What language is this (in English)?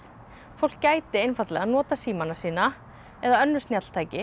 Icelandic